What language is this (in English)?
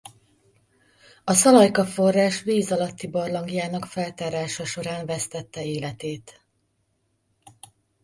Hungarian